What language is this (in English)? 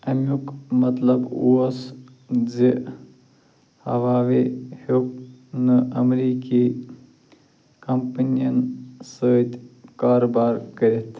Kashmiri